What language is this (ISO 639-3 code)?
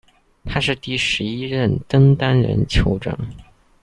zho